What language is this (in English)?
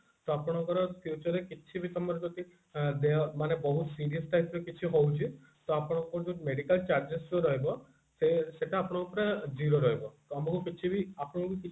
Odia